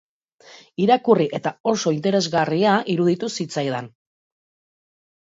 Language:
Basque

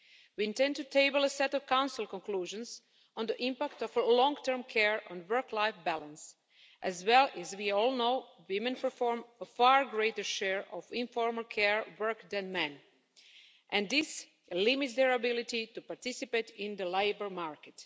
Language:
English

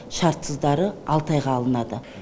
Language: Kazakh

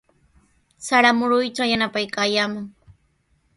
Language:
Sihuas Ancash Quechua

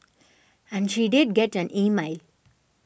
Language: English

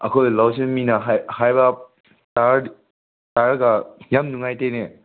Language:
Manipuri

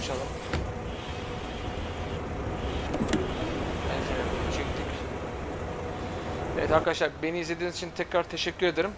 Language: Turkish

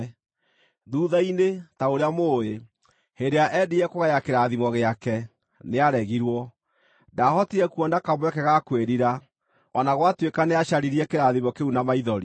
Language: Kikuyu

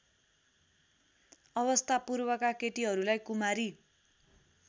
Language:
Nepali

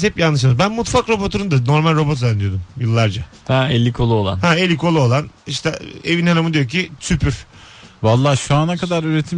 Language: Turkish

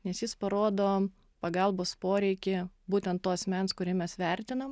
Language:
Lithuanian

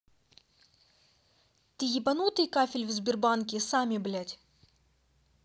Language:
Russian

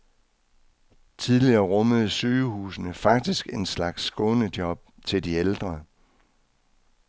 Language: Danish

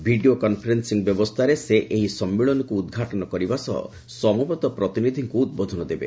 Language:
Odia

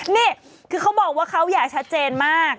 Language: Thai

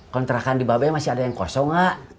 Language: Indonesian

